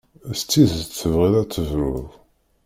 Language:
Kabyle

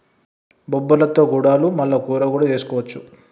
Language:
Telugu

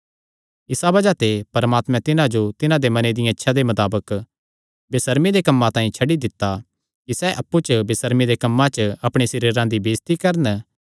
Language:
Kangri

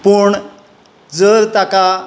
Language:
Konkani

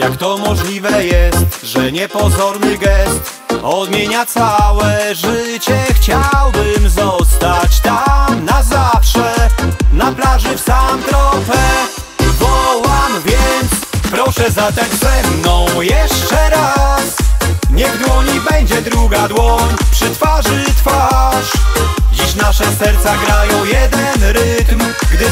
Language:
Polish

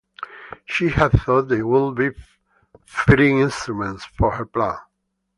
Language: English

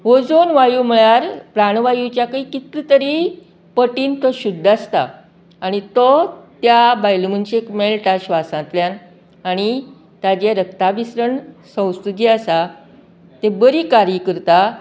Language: Konkani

